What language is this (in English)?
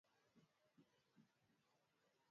Swahili